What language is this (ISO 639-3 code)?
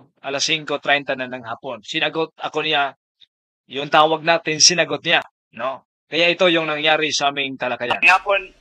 fil